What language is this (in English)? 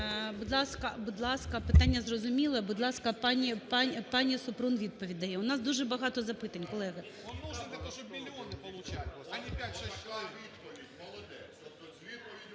Ukrainian